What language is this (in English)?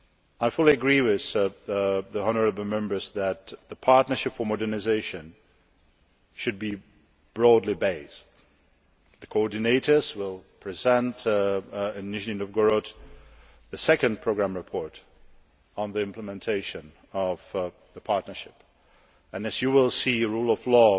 English